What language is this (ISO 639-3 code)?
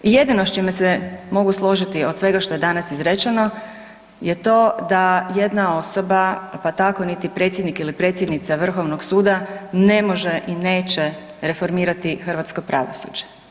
hrv